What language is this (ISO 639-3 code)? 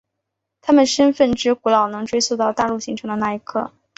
zho